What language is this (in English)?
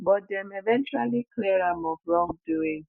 Nigerian Pidgin